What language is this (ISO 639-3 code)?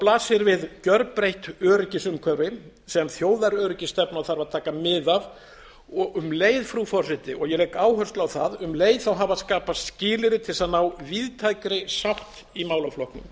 isl